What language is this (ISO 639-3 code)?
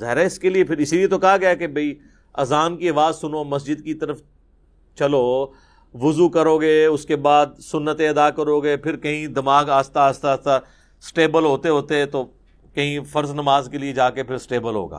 urd